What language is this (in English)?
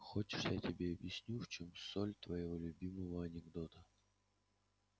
Russian